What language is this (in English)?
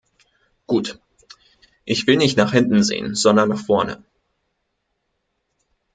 German